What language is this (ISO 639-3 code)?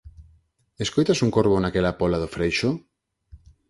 glg